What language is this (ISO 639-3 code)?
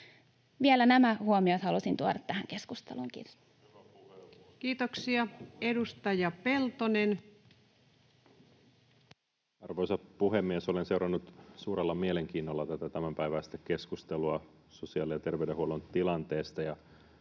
fin